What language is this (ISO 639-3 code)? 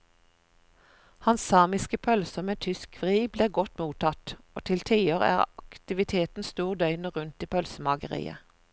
nor